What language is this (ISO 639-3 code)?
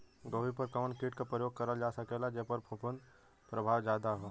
bho